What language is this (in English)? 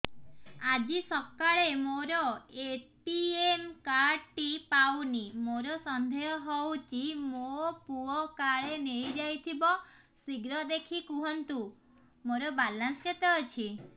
Odia